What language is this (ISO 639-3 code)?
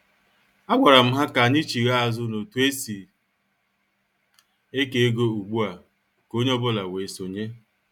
ibo